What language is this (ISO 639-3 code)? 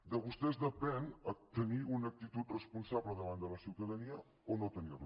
cat